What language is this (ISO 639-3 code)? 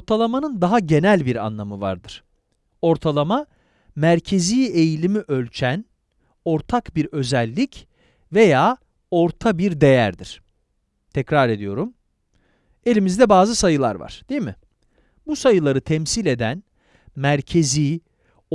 tur